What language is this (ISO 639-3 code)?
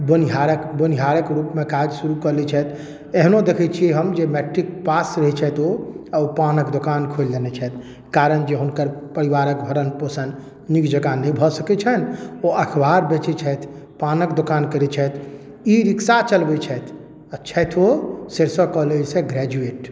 mai